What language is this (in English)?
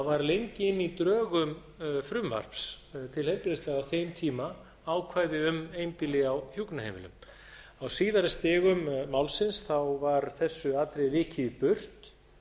Icelandic